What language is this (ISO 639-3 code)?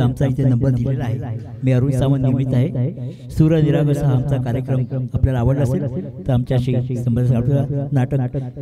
mar